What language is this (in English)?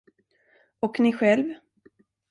Swedish